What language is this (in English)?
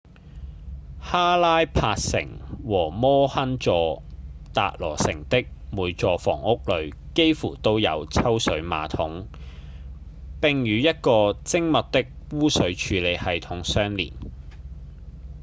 Cantonese